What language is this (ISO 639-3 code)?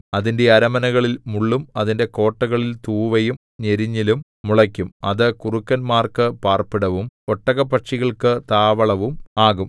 mal